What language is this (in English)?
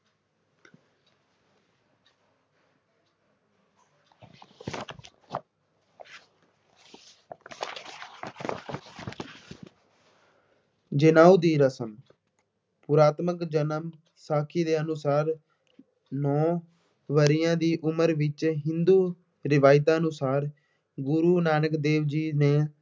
Punjabi